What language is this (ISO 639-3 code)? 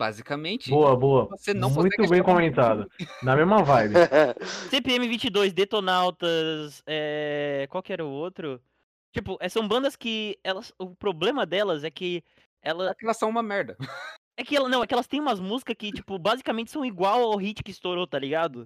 por